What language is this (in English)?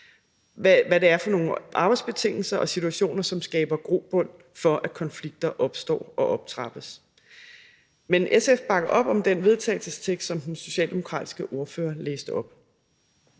Danish